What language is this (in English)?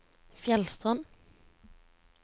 Norwegian